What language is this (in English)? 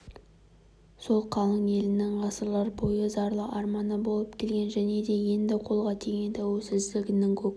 Kazakh